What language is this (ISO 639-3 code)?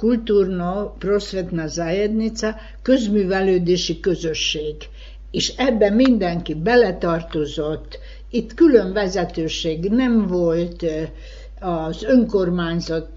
hun